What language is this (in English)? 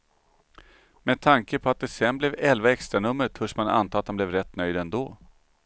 Swedish